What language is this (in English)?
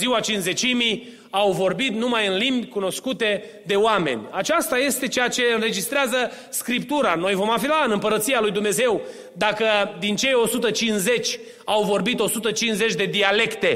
Romanian